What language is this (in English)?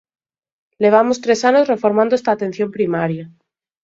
Galician